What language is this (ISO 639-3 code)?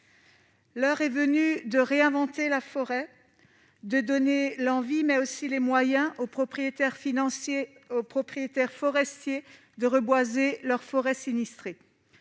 fra